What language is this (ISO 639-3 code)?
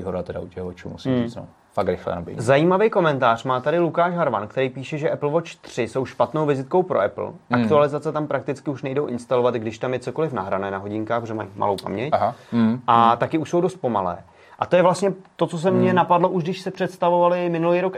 ces